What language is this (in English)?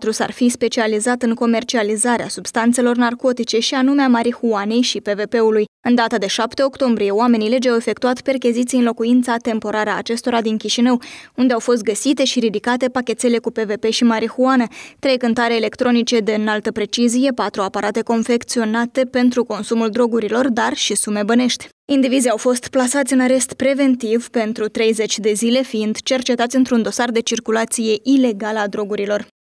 Romanian